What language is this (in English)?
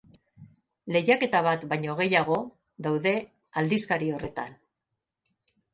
Basque